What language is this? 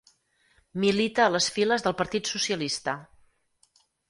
Catalan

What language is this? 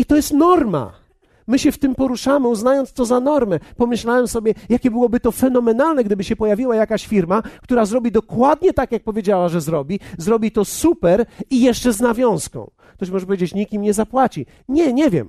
Polish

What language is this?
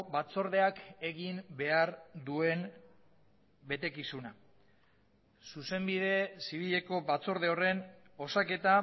Basque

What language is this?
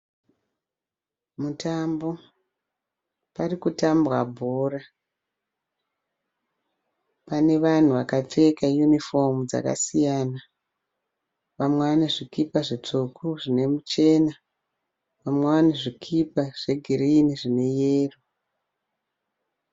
Shona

